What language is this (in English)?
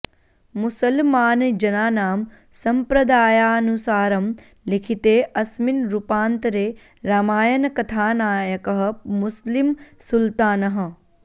Sanskrit